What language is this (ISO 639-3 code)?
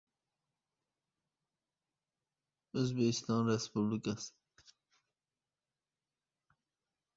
uzb